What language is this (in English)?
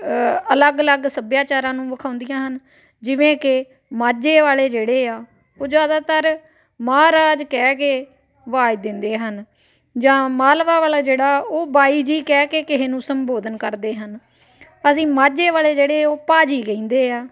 Punjabi